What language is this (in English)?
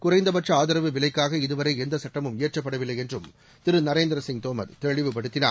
Tamil